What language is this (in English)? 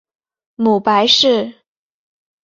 Chinese